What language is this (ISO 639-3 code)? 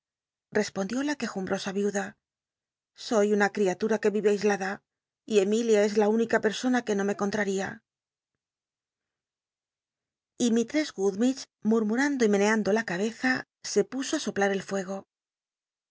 spa